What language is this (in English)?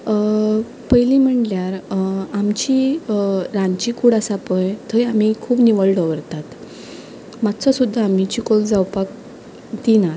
Konkani